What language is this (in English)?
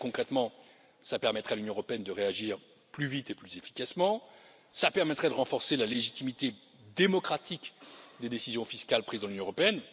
French